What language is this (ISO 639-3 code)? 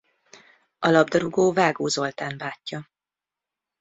hun